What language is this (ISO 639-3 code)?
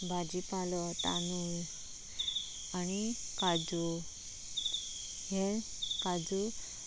kok